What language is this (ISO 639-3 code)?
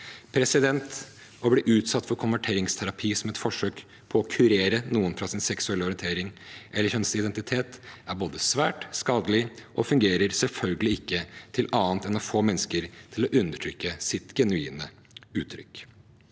nor